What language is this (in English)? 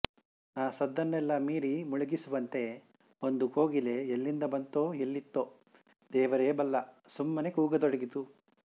Kannada